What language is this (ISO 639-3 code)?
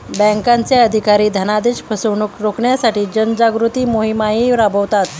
mar